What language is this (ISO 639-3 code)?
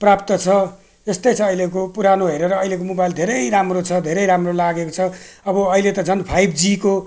nep